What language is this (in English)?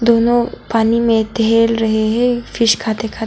Hindi